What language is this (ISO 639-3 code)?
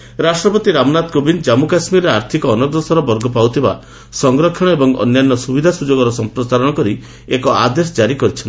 ori